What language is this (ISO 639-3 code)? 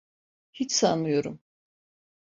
tur